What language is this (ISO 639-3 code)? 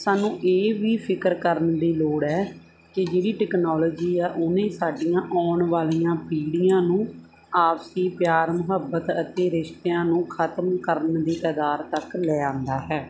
pan